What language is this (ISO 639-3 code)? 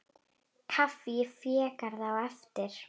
isl